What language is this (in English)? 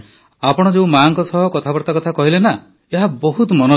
Odia